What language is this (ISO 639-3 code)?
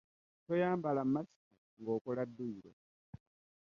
lug